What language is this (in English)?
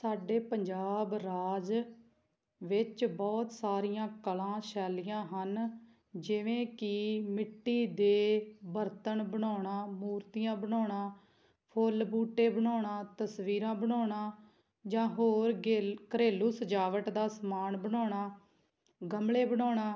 Punjabi